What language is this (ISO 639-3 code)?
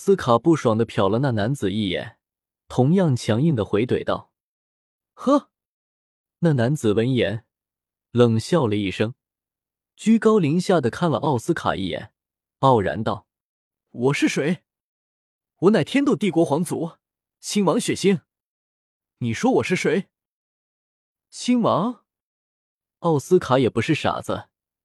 zho